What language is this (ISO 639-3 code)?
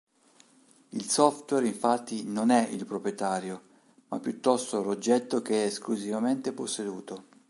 ita